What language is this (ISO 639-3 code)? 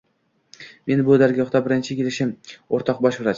uzb